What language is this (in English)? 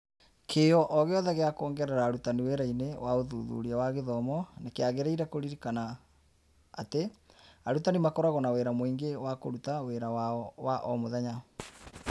Kikuyu